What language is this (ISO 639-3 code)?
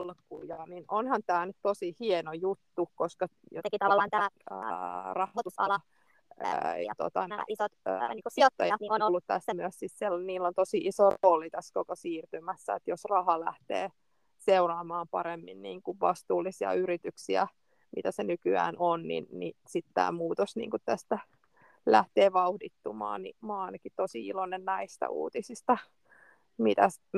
fin